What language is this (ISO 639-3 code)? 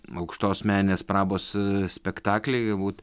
lit